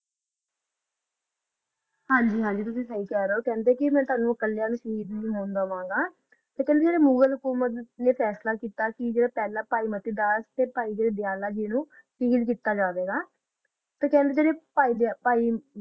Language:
Punjabi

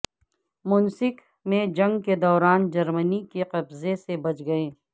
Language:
Urdu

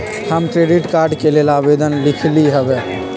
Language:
Magahi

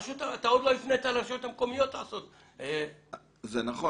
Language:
Hebrew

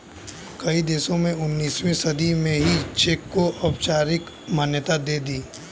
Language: Hindi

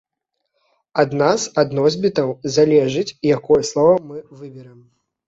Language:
Belarusian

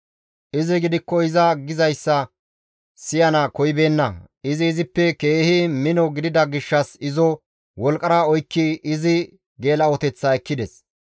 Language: Gamo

